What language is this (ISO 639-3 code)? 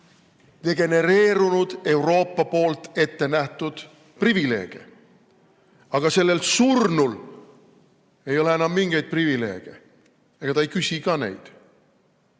est